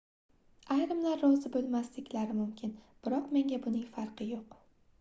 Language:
Uzbek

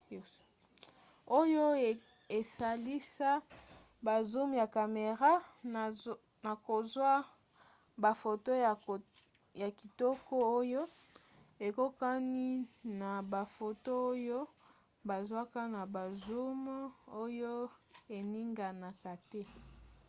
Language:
Lingala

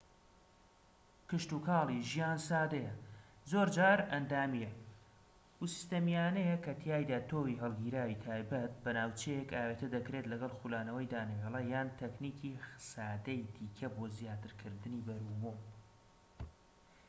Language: Central Kurdish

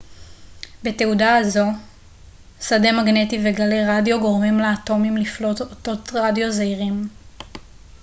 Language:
Hebrew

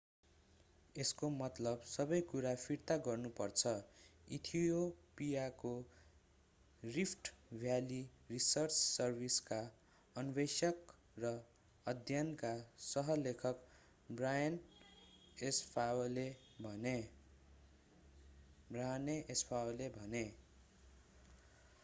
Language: Nepali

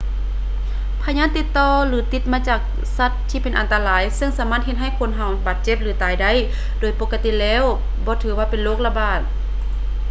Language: Lao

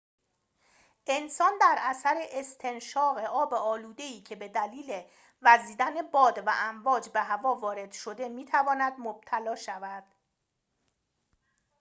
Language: Persian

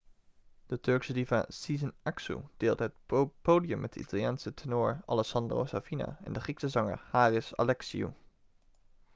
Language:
Dutch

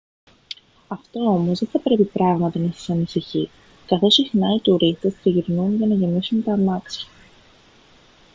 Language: Greek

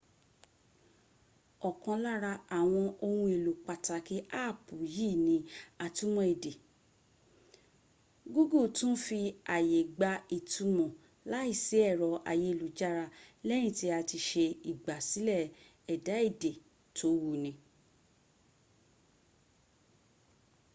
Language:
Yoruba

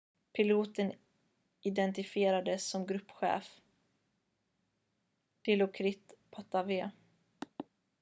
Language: Swedish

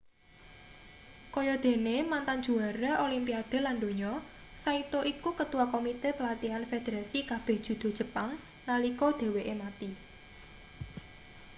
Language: Javanese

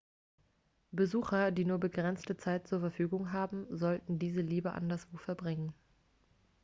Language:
German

